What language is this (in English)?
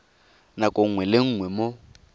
Tswana